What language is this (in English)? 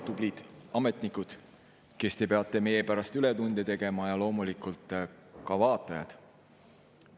Estonian